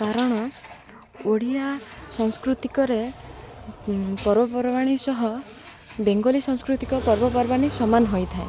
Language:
Odia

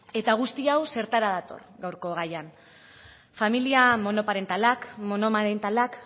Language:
Basque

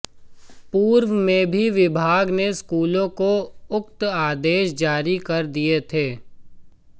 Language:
Hindi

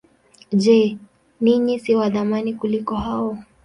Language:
Swahili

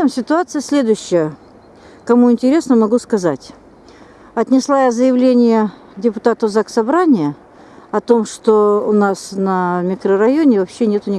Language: Russian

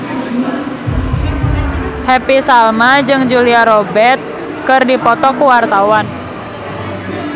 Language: Sundanese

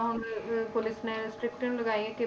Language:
Punjabi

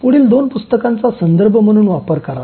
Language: Marathi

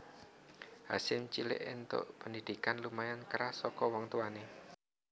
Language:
Javanese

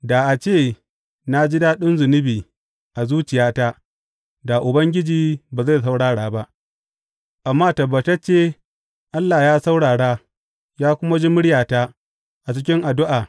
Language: Hausa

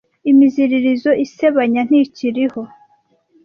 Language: Kinyarwanda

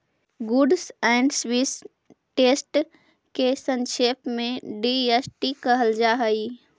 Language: Magahi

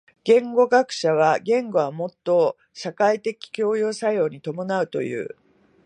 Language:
Japanese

